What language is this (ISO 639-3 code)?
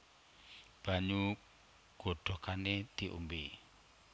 jav